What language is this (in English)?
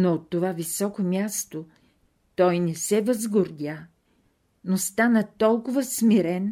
Bulgarian